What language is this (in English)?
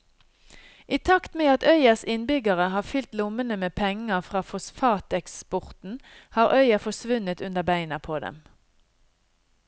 Norwegian